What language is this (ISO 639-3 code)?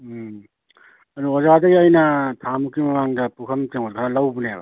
mni